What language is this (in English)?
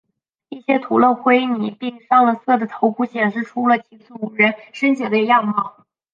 Chinese